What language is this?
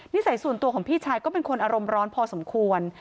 Thai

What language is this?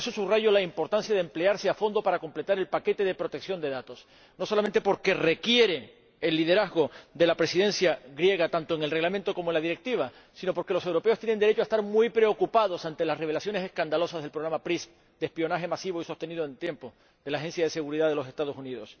Spanish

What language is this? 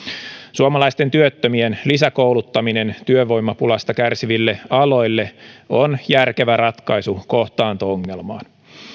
Finnish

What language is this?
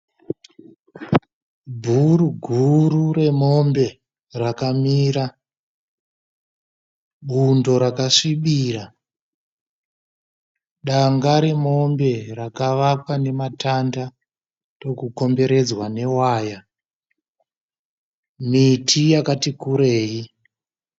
Shona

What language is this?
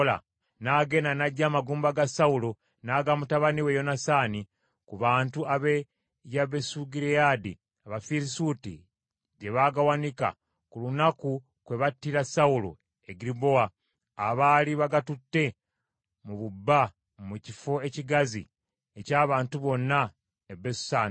Ganda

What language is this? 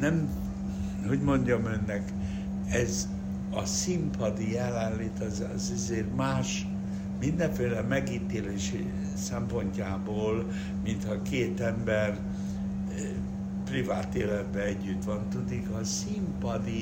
Hungarian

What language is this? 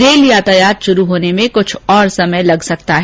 Hindi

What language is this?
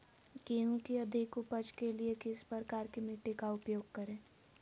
Magahi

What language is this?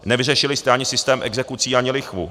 Czech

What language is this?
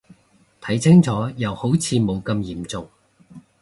Cantonese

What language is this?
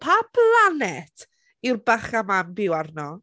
Welsh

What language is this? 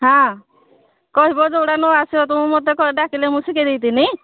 Odia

